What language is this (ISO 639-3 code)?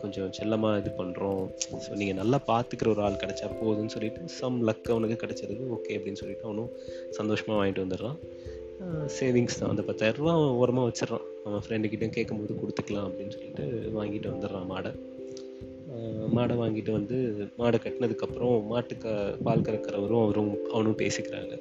tam